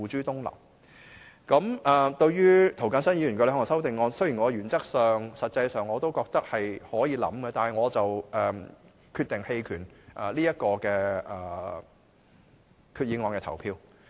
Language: Cantonese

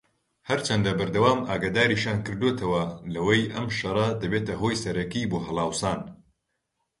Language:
Central Kurdish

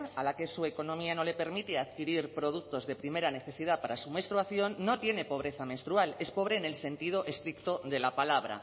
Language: Spanish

